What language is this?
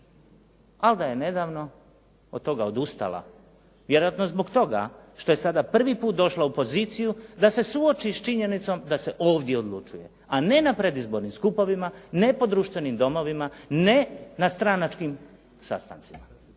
Croatian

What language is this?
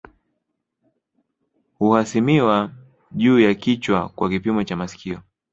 Swahili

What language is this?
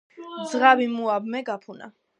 Georgian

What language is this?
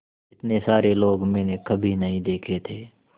Hindi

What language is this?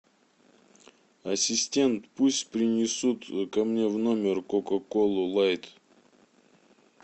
Russian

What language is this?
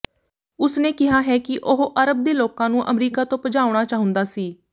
Punjabi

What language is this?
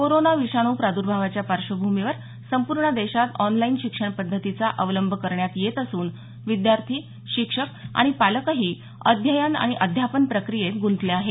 Marathi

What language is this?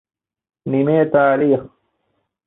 Divehi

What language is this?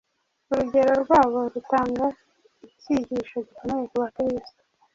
Kinyarwanda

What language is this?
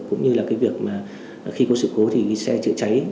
Vietnamese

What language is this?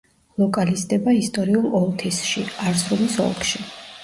Georgian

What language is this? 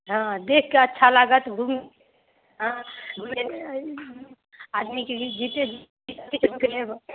Maithili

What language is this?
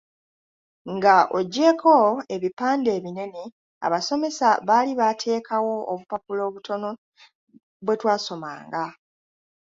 Ganda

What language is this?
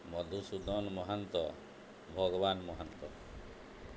Odia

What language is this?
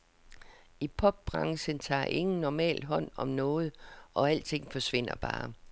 Danish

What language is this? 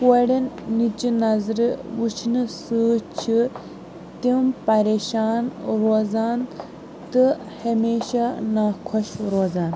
Kashmiri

